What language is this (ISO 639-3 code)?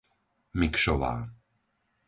slk